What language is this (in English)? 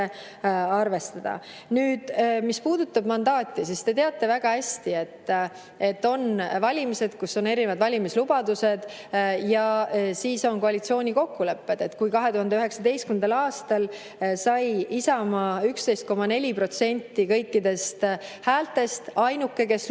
Estonian